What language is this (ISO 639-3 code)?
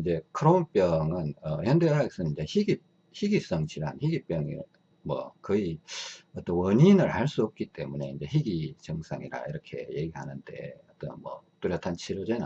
kor